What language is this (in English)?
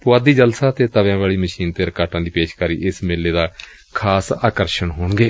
Punjabi